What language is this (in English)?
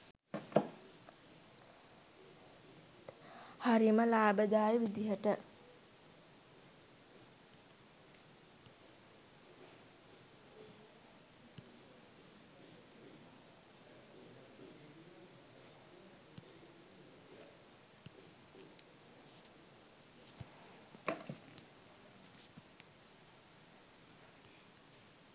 Sinhala